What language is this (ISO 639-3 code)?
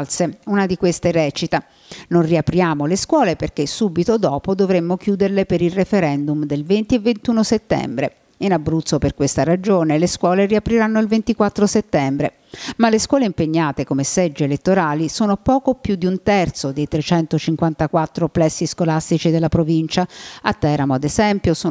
ita